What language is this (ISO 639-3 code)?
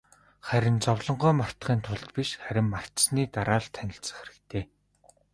mon